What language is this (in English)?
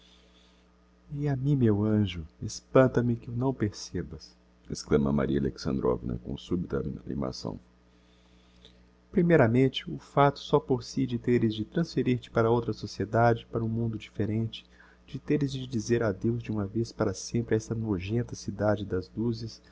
Portuguese